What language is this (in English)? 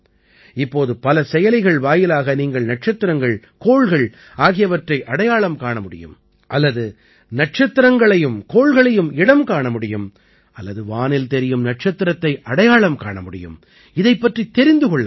Tamil